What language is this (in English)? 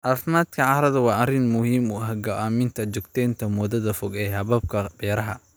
Somali